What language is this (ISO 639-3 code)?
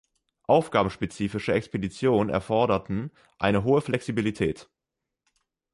deu